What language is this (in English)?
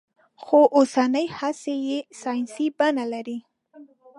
Pashto